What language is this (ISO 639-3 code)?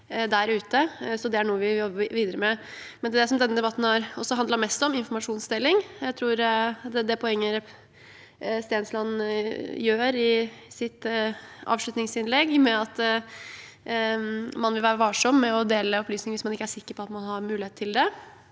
nor